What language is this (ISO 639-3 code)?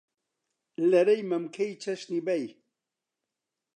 ckb